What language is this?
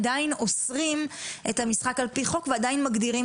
Hebrew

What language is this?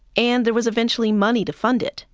English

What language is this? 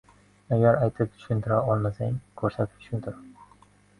Uzbek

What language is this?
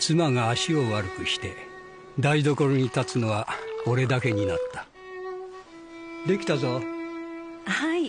Japanese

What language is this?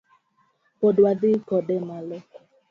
Luo (Kenya and Tanzania)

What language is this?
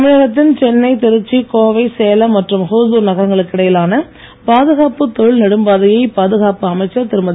Tamil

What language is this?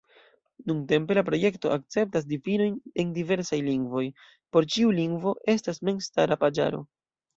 Esperanto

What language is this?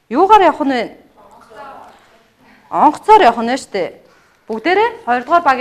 English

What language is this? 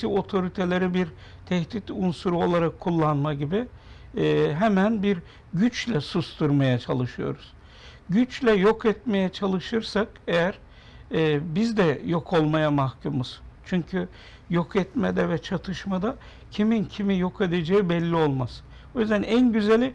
Turkish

